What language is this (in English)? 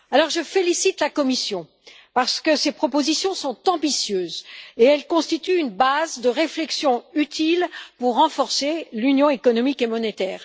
French